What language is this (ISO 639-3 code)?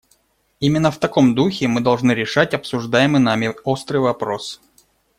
rus